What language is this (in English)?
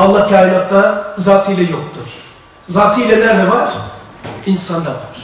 Turkish